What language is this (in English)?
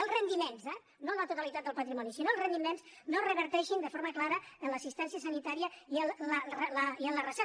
Catalan